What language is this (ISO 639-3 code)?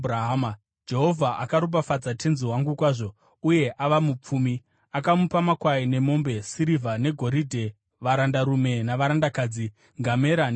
sna